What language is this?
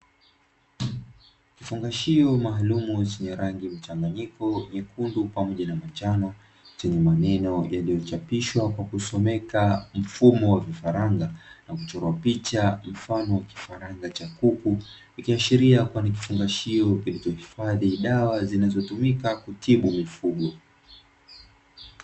Swahili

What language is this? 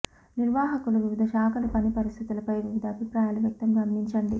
Telugu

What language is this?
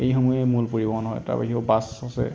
Assamese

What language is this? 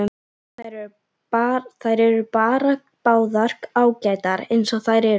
Icelandic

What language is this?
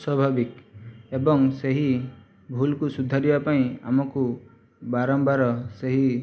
Odia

